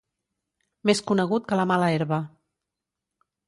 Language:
Catalan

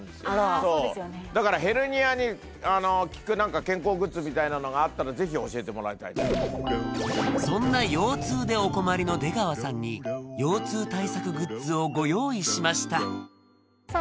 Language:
Japanese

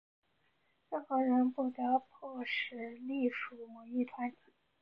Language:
Chinese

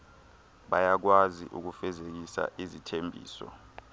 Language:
Xhosa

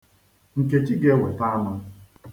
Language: Igbo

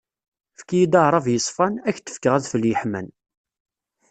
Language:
Kabyle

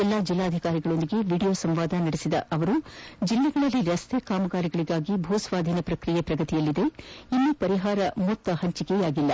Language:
Kannada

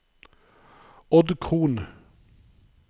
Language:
Norwegian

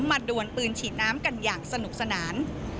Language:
Thai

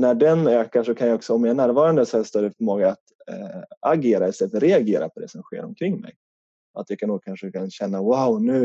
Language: Swedish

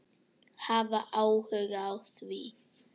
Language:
Icelandic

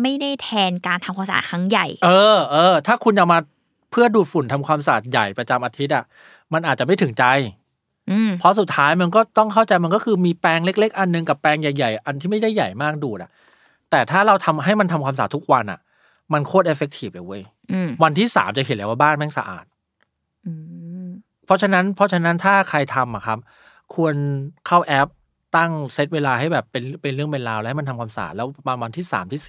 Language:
Thai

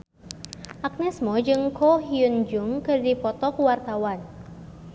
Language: Sundanese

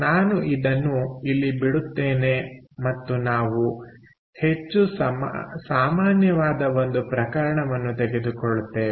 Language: Kannada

